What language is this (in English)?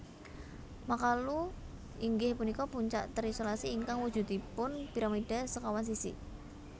Javanese